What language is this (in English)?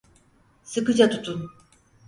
Turkish